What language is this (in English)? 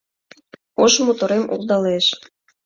Mari